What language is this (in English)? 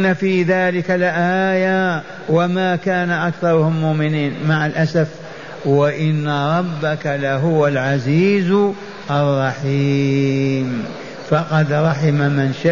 Arabic